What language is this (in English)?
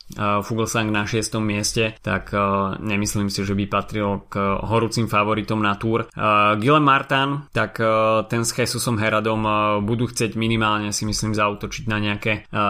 Slovak